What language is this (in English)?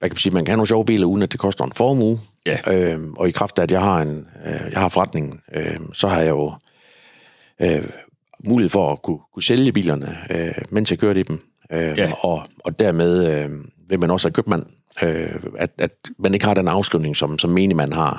Danish